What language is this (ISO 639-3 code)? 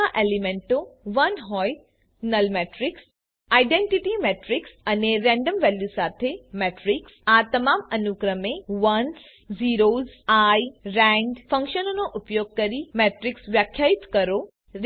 guj